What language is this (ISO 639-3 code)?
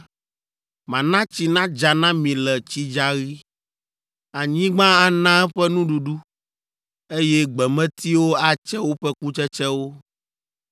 ewe